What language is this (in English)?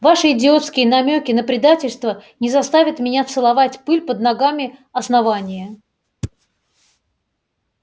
Russian